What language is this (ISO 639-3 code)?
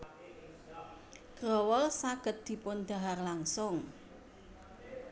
jav